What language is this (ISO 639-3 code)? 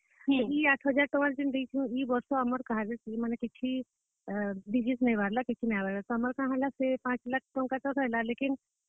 ori